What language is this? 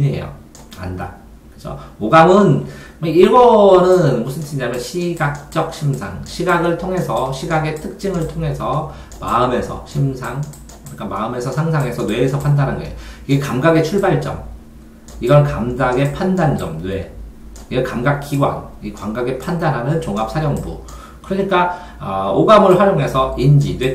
Korean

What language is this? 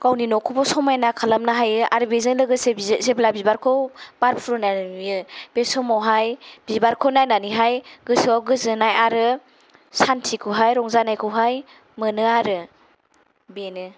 Bodo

